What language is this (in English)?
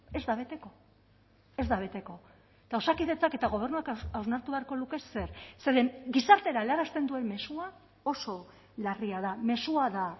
Basque